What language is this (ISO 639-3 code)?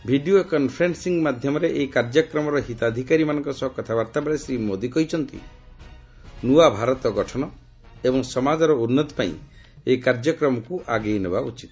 ori